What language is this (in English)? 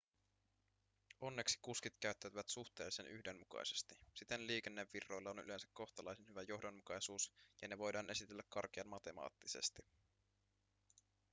Finnish